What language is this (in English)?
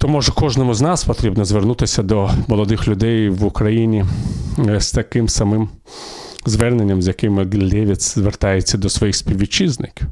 Ukrainian